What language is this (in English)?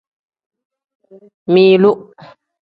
Tem